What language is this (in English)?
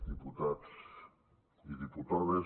Catalan